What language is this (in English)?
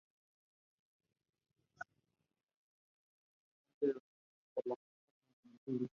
Spanish